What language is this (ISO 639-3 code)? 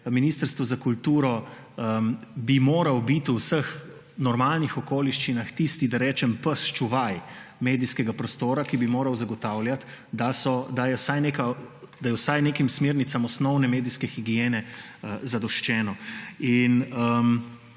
slv